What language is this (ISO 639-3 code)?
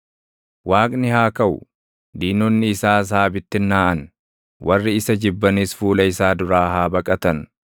orm